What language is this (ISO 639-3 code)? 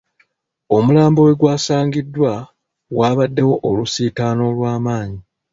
lug